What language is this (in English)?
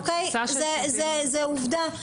Hebrew